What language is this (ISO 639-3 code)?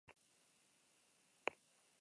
eus